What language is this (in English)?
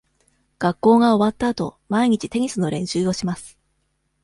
Japanese